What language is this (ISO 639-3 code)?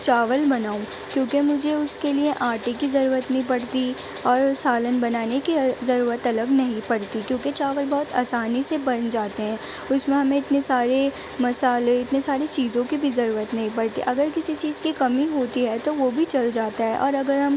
urd